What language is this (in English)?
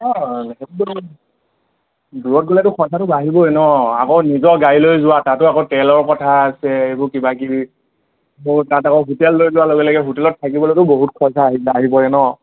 Assamese